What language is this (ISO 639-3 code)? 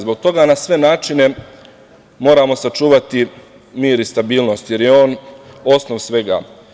srp